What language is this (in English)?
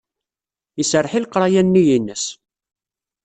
Kabyle